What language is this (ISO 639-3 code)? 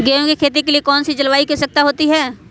mag